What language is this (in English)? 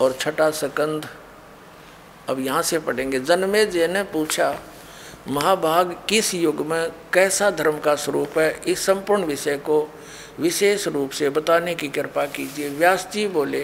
Hindi